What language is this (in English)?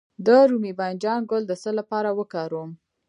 Pashto